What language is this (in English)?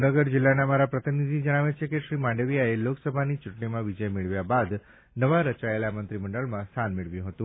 Gujarati